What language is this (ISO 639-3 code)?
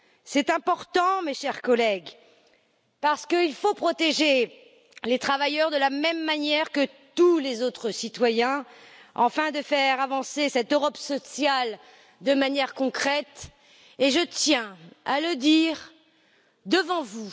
fra